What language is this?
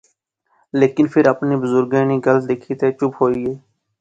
Pahari-Potwari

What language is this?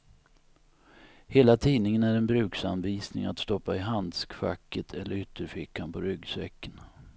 Swedish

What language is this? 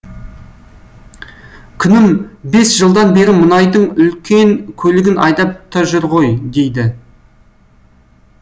Kazakh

